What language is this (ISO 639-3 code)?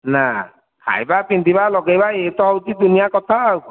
ori